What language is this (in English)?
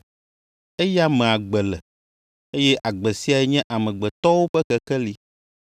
Ewe